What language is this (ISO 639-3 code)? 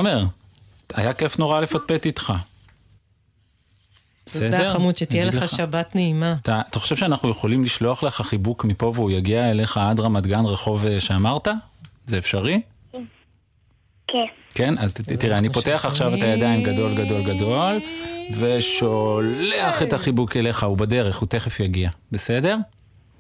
heb